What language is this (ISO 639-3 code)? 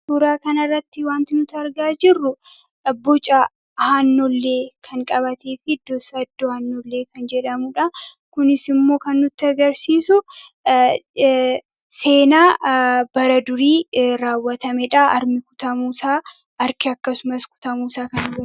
orm